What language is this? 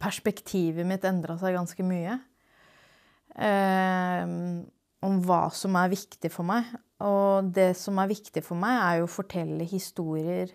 Norwegian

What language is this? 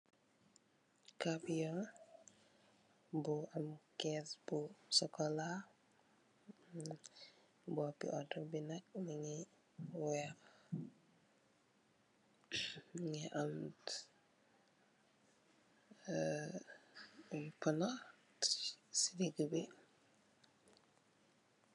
Wolof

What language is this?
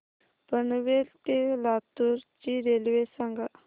Marathi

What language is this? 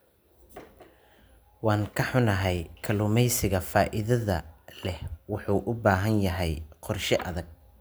Somali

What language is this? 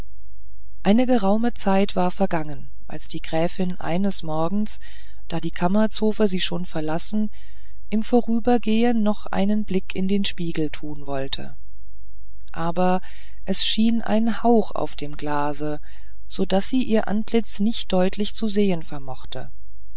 German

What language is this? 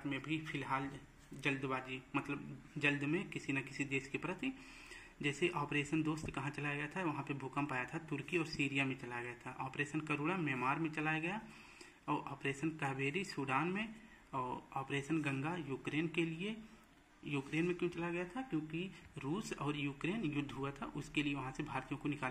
Hindi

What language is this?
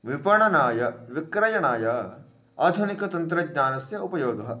Sanskrit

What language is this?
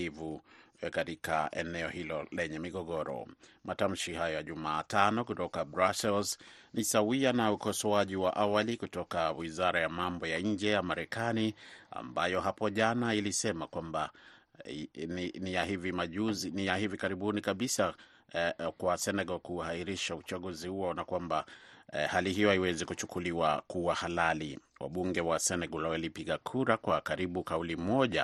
Swahili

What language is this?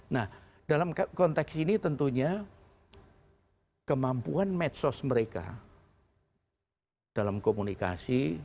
Indonesian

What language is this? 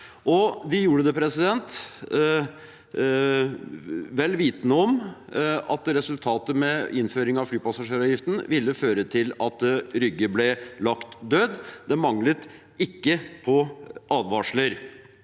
Norwegian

